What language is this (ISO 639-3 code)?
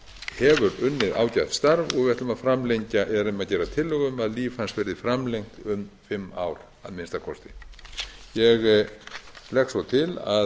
isl